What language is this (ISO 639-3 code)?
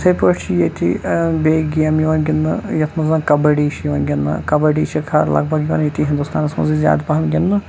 kas